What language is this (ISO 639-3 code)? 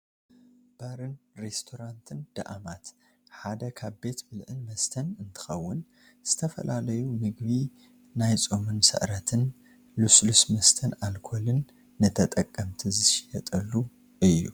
tir